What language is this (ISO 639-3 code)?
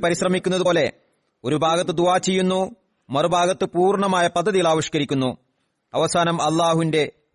mal